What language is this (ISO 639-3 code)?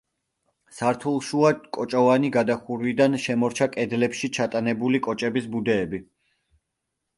kat